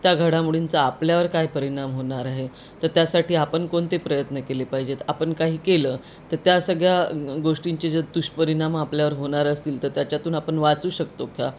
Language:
Marathi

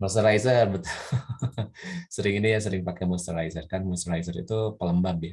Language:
Indonesian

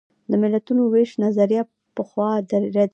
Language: Pashto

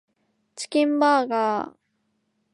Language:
Japanese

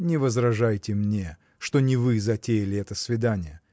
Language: Russian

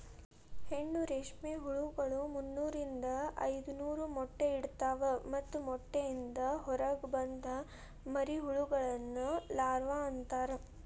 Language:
Kannada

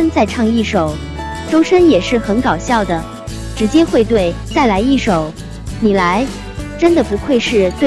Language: Chinese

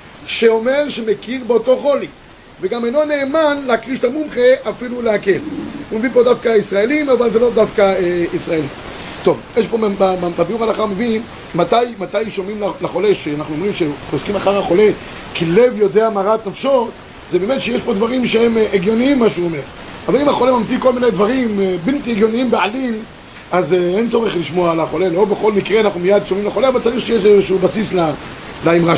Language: Hebrew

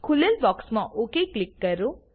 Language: Gujarati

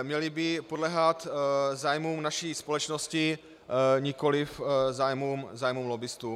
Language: Czech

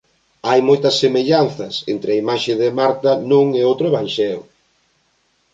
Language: Galician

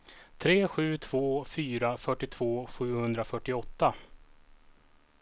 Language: Swedish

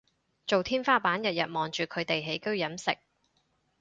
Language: Cantonese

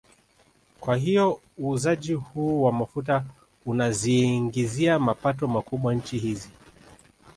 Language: Swahili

